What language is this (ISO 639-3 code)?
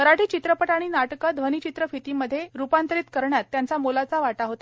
mar